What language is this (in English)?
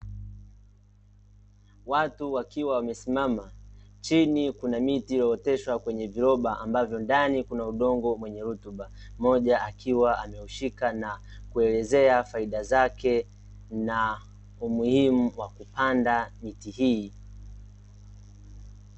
Swahili